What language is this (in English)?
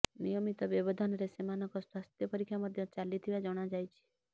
Odia